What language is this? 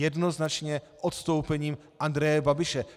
Czech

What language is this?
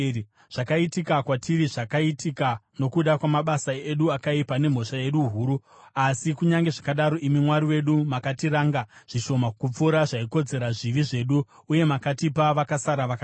Shona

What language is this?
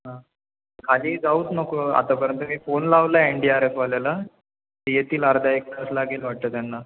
Marathi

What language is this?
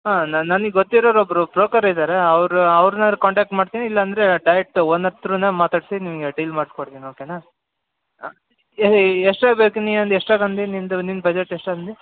Kannada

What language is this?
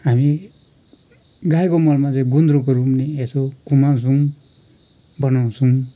Nepali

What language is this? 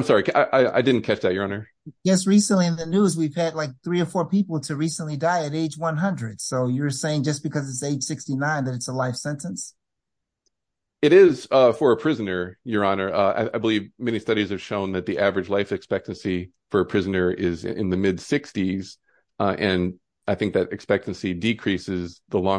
English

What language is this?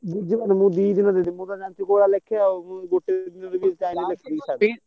Odia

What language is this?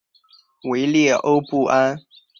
Chinese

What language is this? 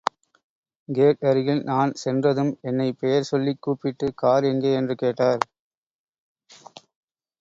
Tamil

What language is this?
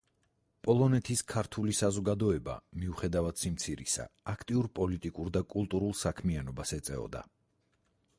Georgian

